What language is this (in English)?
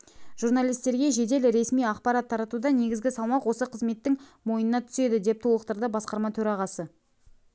Kazakh